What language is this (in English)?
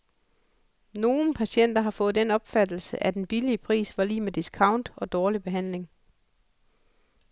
Danish